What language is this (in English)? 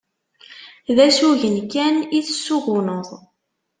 Kabyle